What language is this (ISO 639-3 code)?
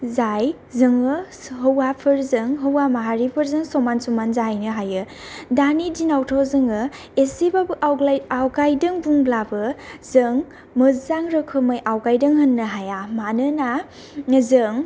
brx